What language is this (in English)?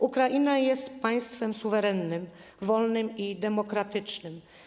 Polish